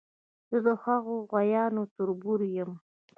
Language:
Pashto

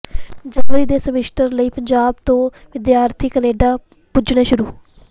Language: Punjabi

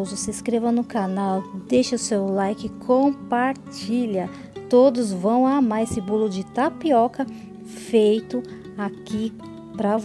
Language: Portuguese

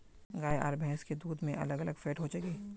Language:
Magahi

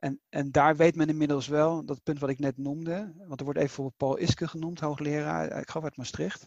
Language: Dutch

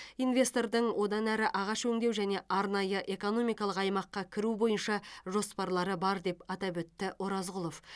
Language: Kazakh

